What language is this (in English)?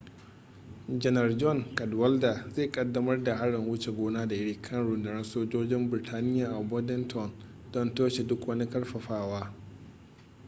Hausa